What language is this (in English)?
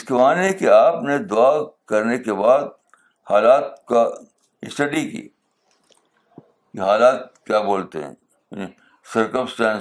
Urdu